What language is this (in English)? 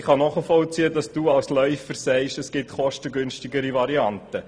Swiss German